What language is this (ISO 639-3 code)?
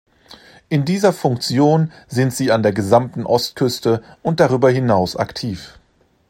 deu